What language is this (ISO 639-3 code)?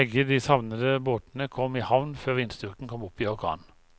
nor